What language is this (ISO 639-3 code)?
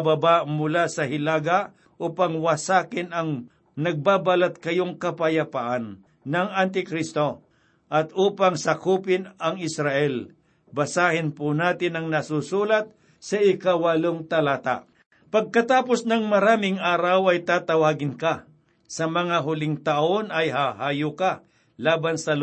fil